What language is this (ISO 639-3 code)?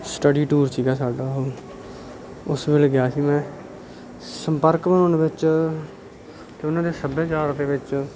pan